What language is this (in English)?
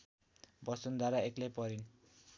Nepali